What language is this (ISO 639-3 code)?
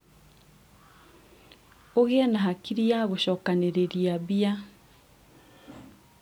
kik